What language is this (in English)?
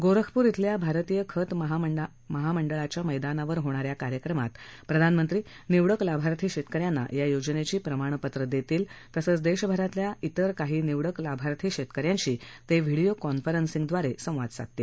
Marathi